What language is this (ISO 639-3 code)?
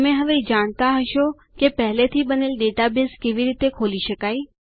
guj